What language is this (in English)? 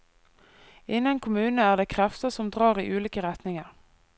Norwegian